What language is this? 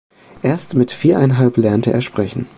German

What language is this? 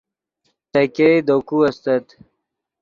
Yidgha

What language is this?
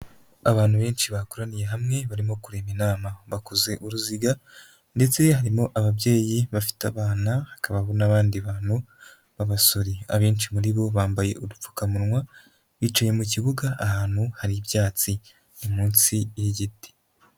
Kinyarwanda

